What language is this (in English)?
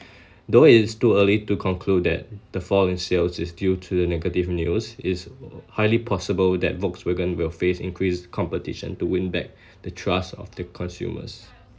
English